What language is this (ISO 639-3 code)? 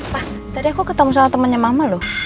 ind